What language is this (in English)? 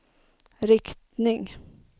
Swedish